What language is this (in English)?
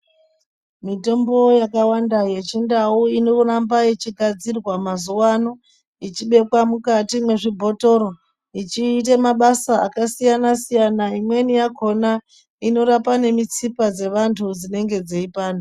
Ndau